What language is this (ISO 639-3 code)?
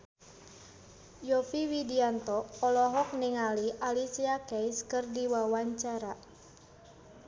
sun